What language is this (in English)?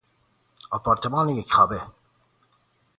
Persian